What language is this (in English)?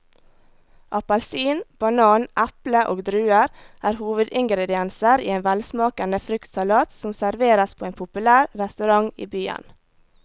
Norwegian